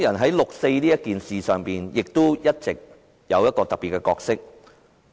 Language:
Cantonese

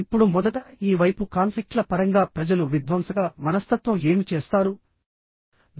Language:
Telugu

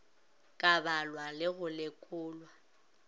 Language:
Northern Sotho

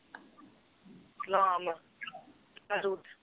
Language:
Punjabi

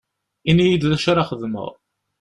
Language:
Kabyle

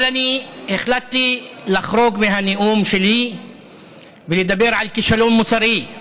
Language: Hebrew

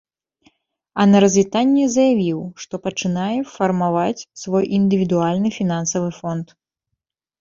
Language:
Belarusian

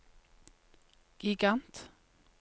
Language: Norwegian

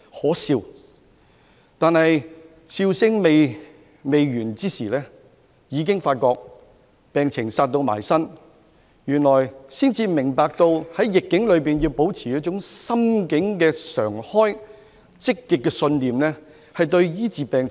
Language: Cantonese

